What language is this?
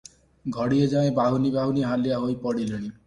Odia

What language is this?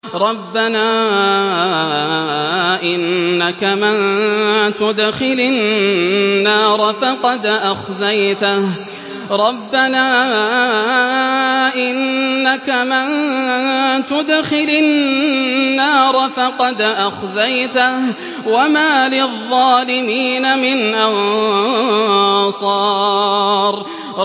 Arabic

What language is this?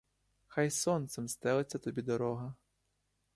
Ukrainian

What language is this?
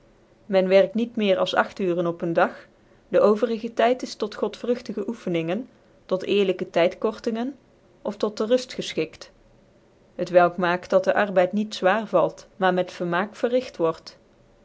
Dutch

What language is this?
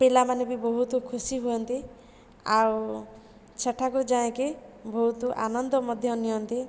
Odia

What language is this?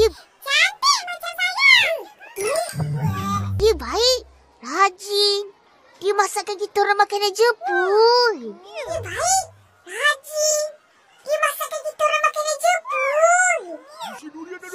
Malay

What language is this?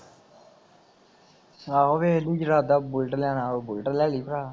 Punjabi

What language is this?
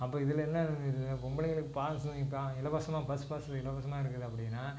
Tamil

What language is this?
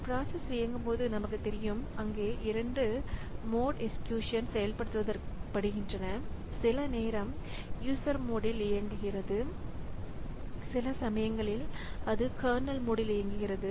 Tamil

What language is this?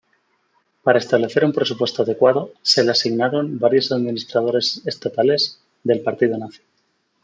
Spanish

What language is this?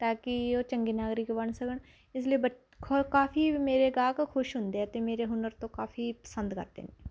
Punjabi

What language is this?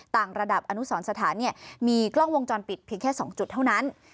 Thai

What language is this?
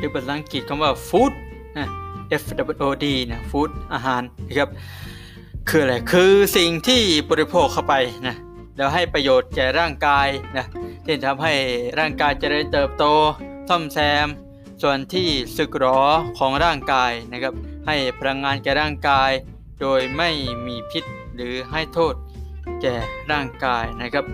Thai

